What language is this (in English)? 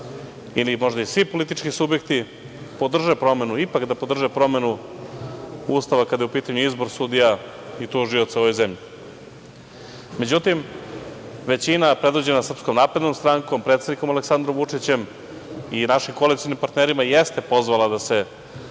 Serbian